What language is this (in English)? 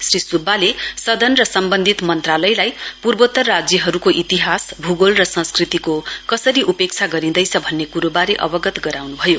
Nepali